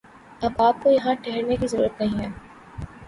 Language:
Urdu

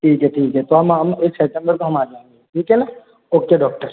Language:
Hindi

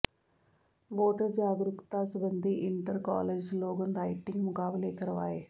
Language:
Punjabi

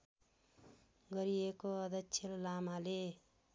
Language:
Nepali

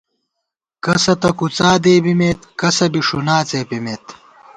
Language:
Gawar-Bati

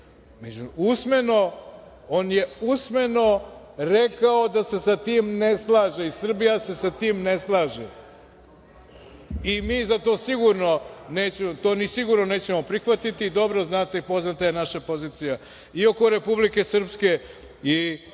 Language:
Serbian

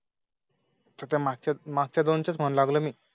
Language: Marathi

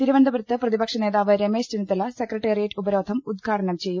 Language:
Malayalam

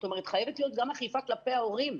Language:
Hebrew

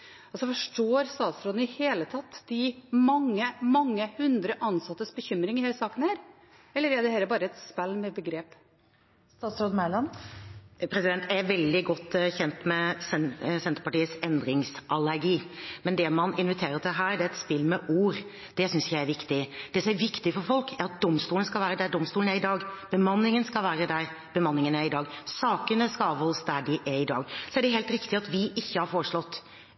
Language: Norwegian Bokmål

